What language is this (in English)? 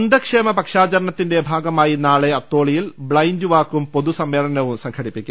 Malayalam